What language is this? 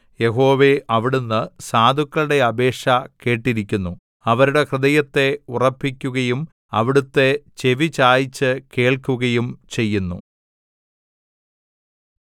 Malayalam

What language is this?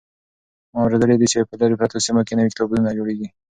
Pashto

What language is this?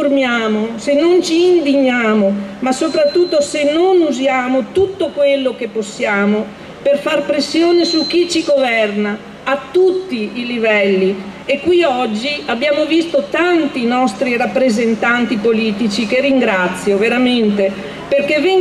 Italian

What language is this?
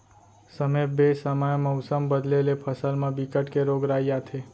Chhattisgarhi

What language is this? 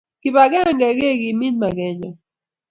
Kalenjin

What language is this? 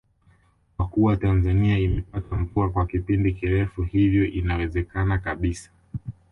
Swahili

